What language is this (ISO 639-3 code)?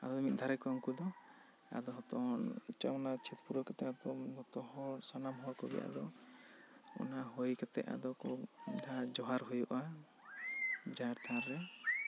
sat